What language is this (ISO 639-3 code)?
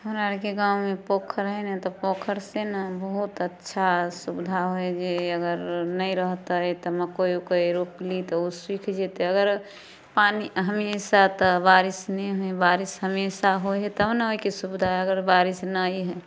mai